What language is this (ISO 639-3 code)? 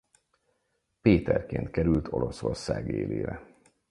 hun